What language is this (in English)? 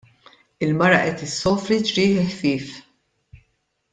Maltese